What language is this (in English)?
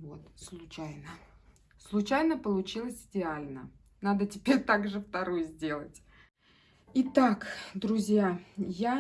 Russian